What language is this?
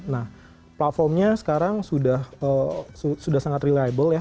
Indonesian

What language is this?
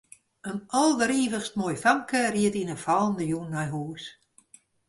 Western Frisian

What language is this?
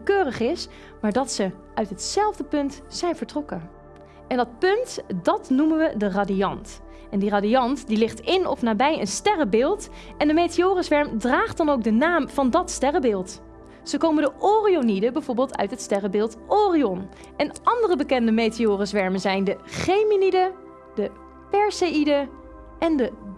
Dutch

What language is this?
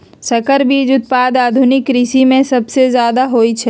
Magahi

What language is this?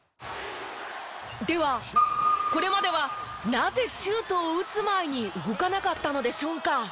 Japanese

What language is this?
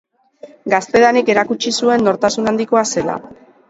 Basque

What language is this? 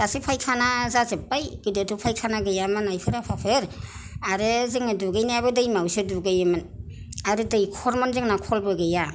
Bodo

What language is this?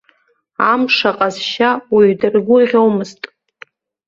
Abkhazian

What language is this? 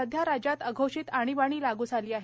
Marathi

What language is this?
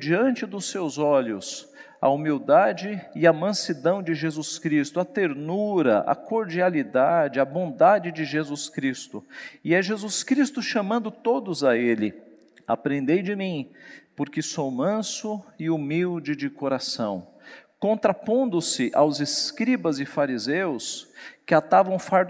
Portuguese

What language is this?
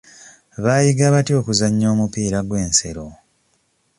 Ganda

